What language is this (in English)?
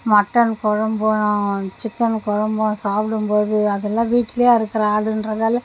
Tamil